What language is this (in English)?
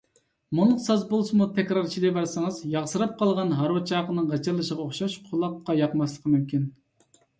Uyghur